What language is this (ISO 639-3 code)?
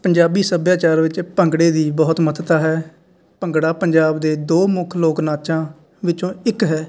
pan